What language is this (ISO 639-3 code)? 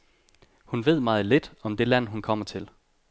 dan